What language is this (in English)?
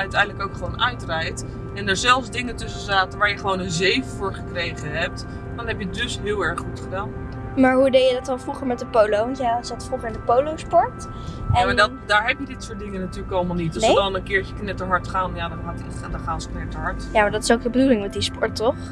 Dutch